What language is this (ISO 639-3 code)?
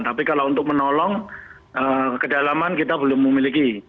ind